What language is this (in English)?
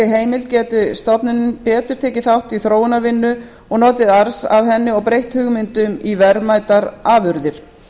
Icelandic